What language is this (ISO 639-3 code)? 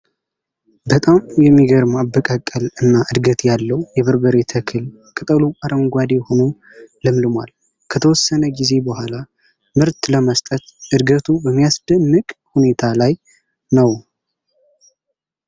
amh